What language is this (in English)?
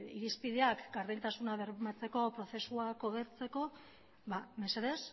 Basque